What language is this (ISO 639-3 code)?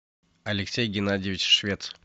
rus